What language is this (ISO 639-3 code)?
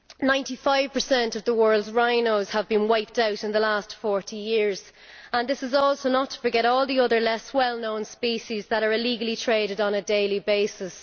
eng